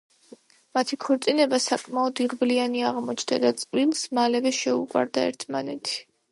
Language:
Georgian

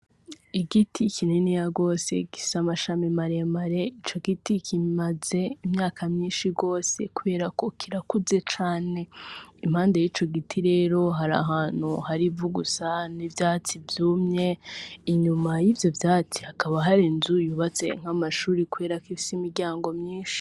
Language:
Rundi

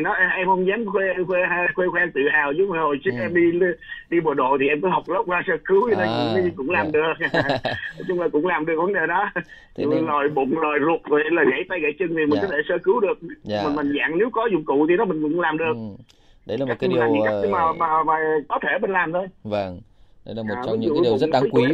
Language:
Vietnamese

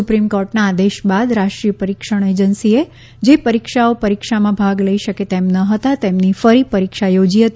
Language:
Gujarati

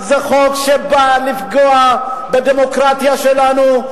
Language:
Hebrew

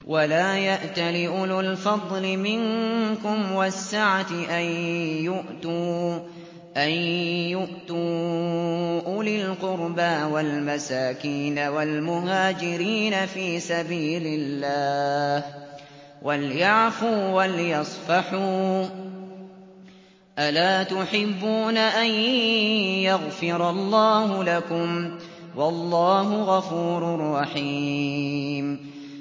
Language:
Arabic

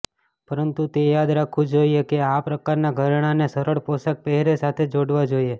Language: Gujarati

